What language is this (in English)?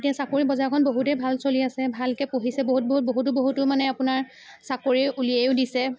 Assamese